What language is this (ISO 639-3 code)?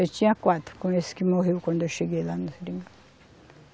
por